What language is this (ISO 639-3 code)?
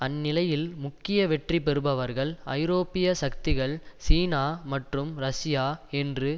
tam